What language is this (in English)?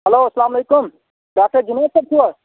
Kashmiri